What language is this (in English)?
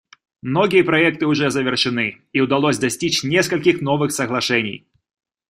Russian